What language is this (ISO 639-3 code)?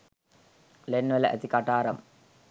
sin